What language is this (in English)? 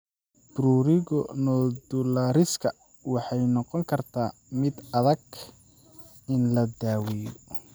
Somali